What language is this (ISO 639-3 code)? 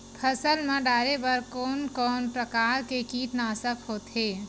hne